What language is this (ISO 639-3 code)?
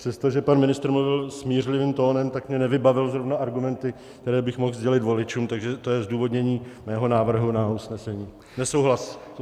ces